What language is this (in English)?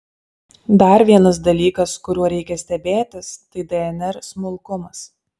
Lithuanian